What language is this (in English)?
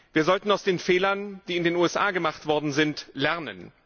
German